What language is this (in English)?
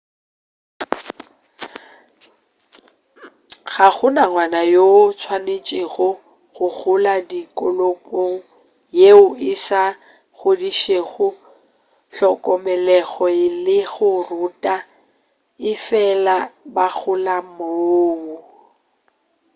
Northern Sotho